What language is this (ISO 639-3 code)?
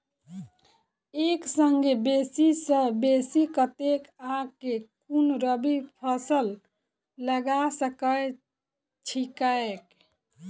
mai